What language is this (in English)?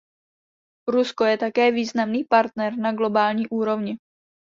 Czech